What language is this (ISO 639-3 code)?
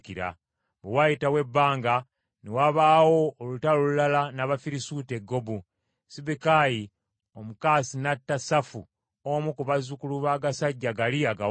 lug